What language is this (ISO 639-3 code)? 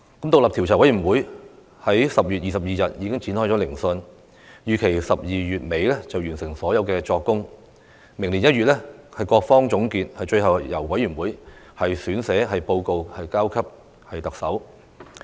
yue